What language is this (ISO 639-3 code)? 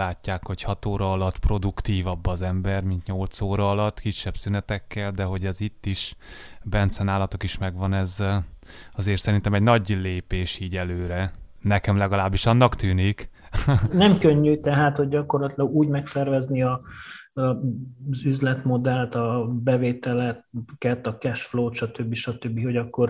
hun